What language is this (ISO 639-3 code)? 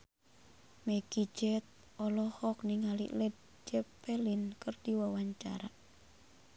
sun